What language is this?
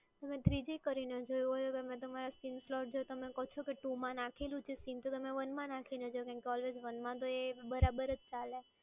Gujarati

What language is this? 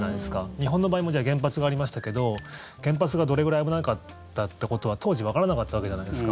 Japanese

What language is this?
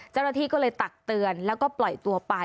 Thai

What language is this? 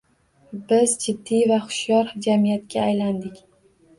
Uzbek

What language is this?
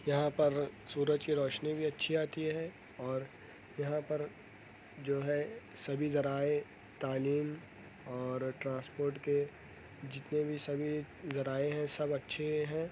Urdu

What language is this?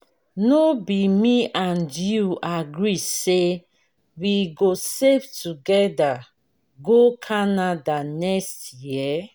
Nigerian Pidgin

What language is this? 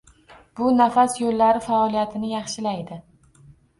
Uzbek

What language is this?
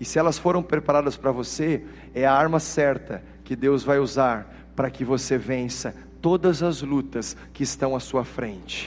Portuguese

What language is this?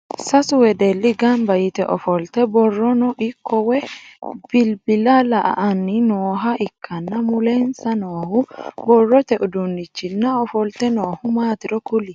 Sidamo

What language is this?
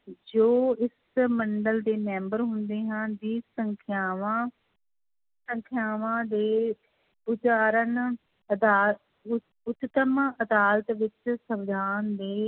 Punjabi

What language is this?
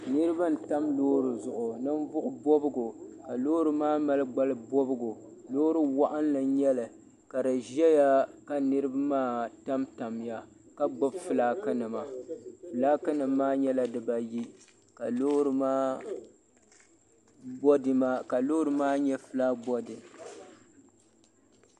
Dagbani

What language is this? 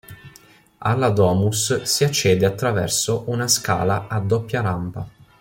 Italian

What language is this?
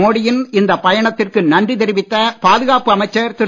Tamil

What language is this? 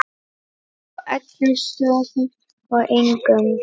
Icelandic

